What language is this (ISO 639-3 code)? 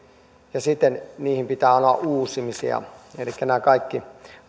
fin